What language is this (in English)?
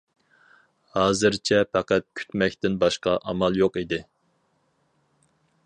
Uyghur